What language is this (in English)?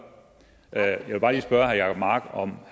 Danish